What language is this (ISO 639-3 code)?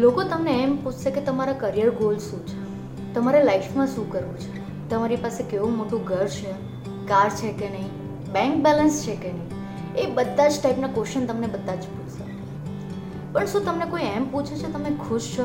guj